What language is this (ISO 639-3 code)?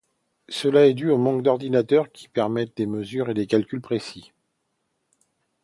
fra